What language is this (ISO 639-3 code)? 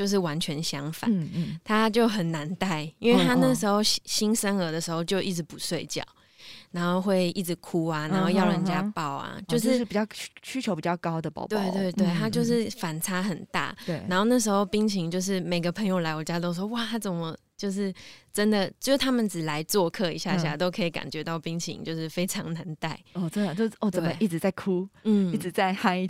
zho